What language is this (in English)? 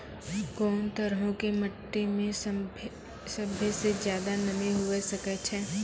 Maithili